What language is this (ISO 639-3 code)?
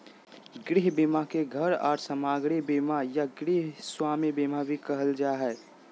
mag